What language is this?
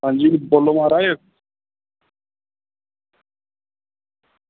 Dogri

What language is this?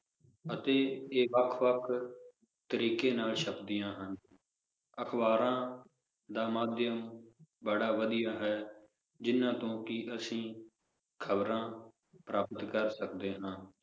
Punjabi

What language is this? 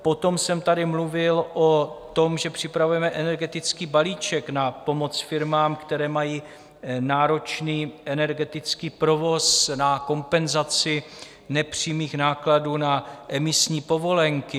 Czech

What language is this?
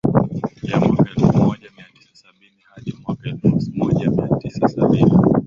Swahili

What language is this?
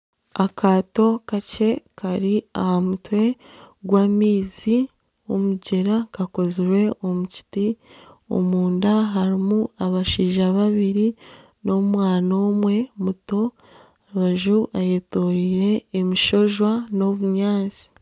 Nyankole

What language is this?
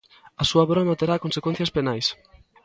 Galician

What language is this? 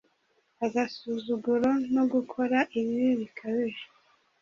Kinyarwanda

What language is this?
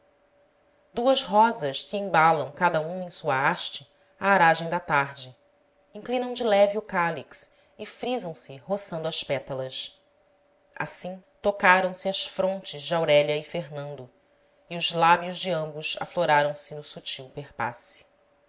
Portuguese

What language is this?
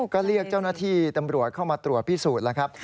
Thai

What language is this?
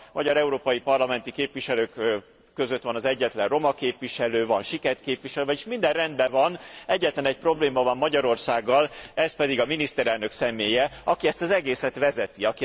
Hungarian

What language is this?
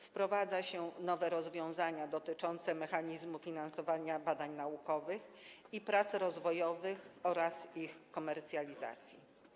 Polish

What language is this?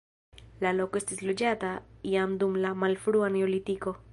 Esperanto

